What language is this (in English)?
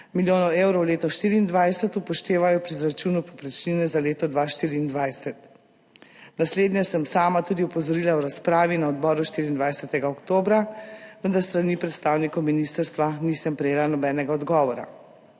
Slovenian